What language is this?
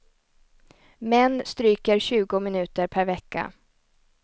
Swedish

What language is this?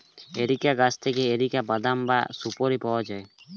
Bangla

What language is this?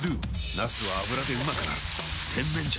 Japanese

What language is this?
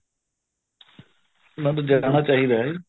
Punjabi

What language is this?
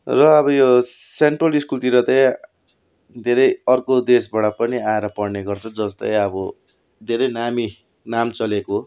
Nepali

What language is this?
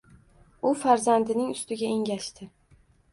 Uzbek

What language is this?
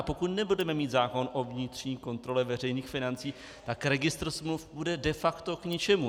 Czech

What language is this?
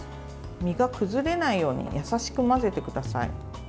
Japanese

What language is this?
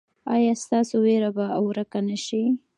Pashto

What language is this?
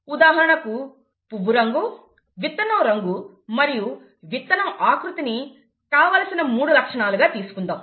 Telugu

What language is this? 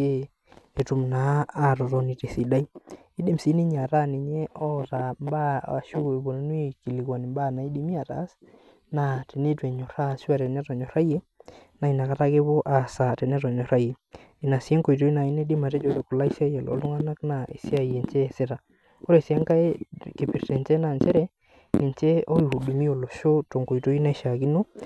Masai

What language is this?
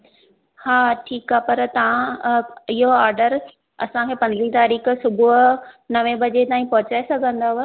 Sindhi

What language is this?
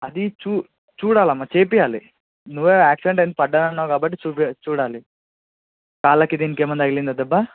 Telugu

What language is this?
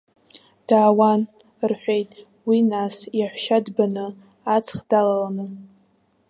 Abkhazian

